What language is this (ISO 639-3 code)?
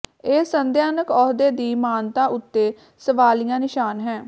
pan